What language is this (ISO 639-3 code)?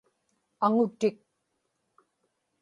ipk